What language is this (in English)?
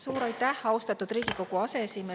Estonian